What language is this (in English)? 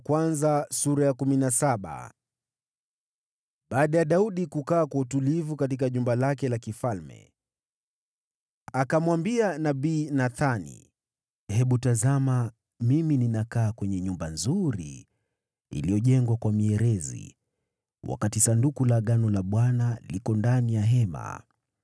Swahili